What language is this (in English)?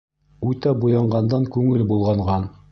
Bashkir